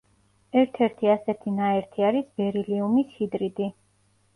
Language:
Georgian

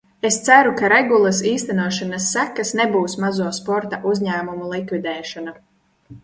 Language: Latvian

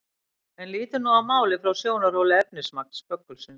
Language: Icelandic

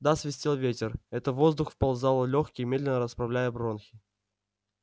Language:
Russian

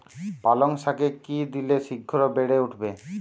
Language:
Bangla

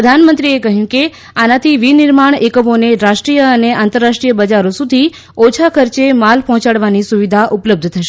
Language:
Gujarati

